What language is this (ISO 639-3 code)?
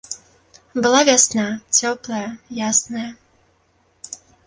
bel